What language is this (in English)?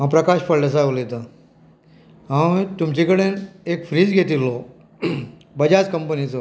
Konkani